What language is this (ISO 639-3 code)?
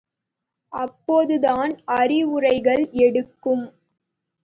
tam